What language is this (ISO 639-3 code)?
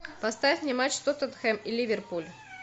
rus